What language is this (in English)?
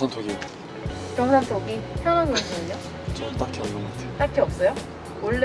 Korean